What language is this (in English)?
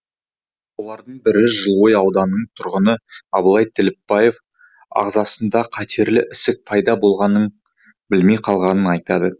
Kazakh